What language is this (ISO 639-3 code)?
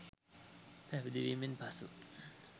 sin